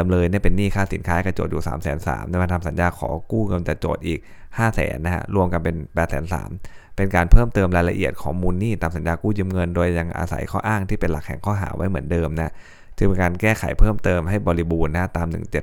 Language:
Thai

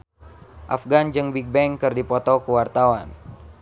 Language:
Sundanese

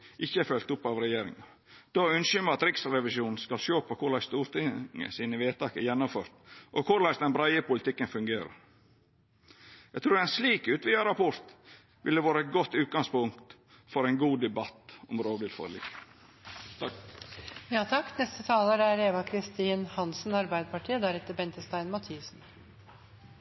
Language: Norwegian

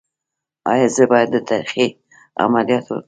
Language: Pashto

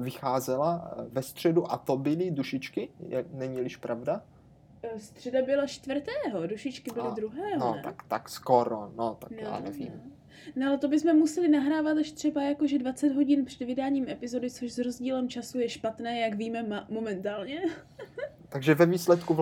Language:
Czech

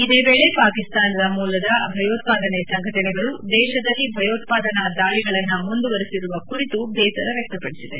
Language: Kannada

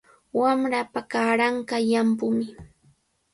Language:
Cajatambo North Lima Quechua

